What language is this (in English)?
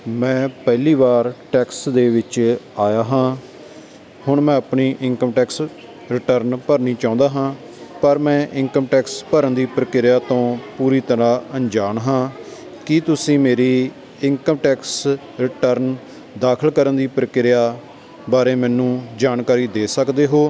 Punjabi